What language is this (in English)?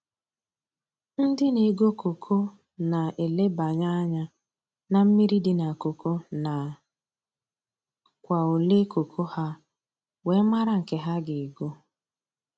Igbo